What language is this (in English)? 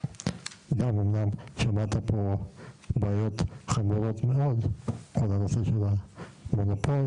Hebrew